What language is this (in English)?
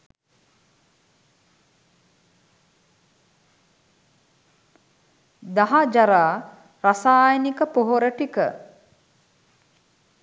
Sinhala